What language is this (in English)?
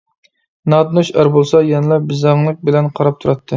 Uyghur